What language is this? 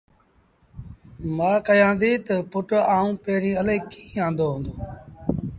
Sindhi Bhil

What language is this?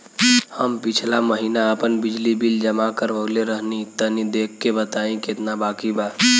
Bhojpuri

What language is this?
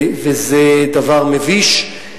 Hebrew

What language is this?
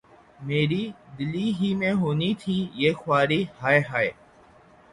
Urdu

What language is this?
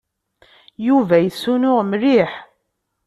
Kabyle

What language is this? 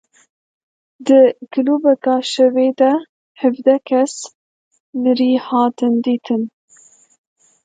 Kurdish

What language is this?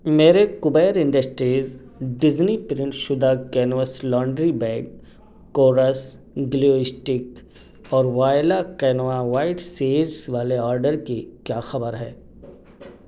Urdu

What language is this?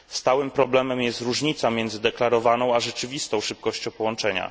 Polish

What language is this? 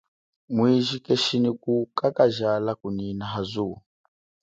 Chokwe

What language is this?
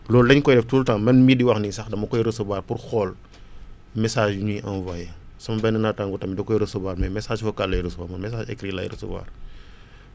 Wolof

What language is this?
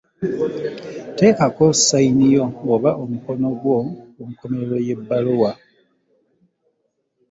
Ganda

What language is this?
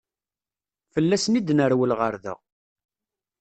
Kabyle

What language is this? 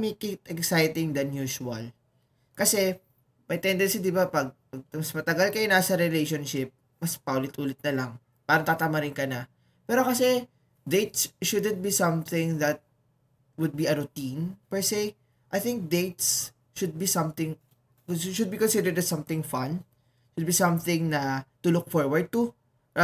Filipino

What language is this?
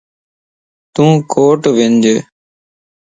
Lasi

